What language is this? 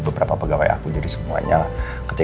Indonesian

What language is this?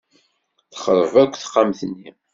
Kabyle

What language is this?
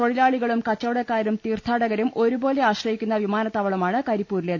Malayalam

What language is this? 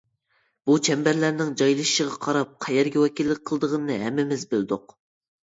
Uyghur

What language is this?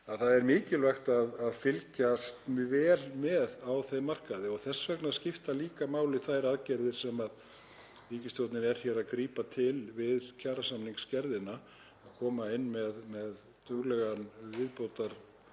Icelandic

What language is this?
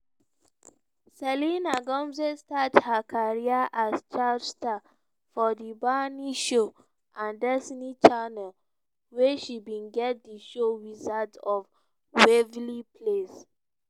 Nigerian Pidgin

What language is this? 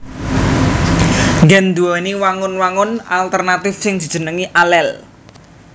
Javanese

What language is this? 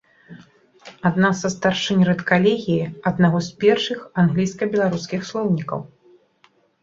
Belarusian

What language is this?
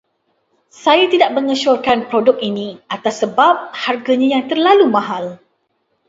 Malay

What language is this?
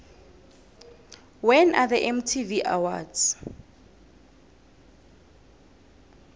South Ndebele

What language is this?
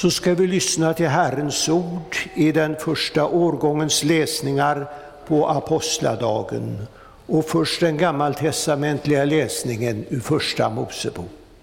Swedish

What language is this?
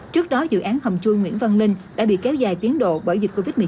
Vietnamese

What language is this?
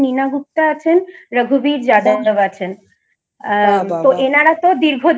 Bangla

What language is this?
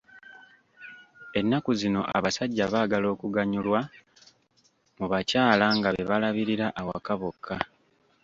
Ganda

